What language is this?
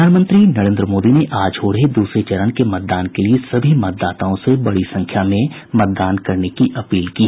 Hindi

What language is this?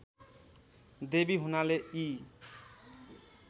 Nepali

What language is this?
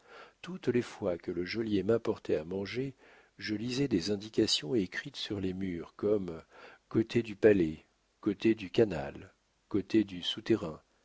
French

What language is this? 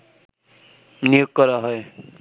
Bangla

